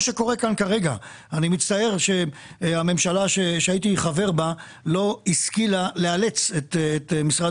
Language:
Hebrew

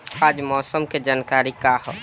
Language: Bhojpuri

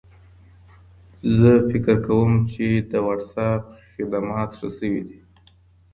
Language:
Pashto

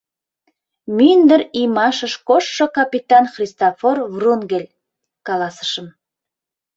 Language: Mari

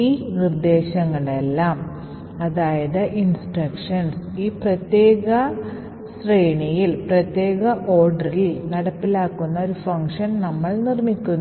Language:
Malayalam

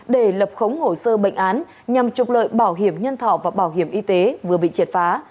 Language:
Vietnamese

